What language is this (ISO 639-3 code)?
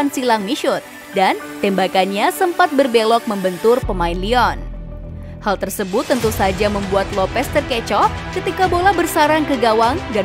ind